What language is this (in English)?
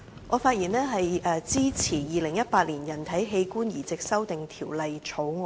Cantonese